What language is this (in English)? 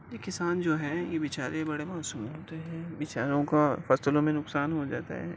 Urdu